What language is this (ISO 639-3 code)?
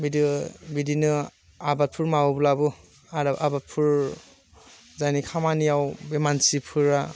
brx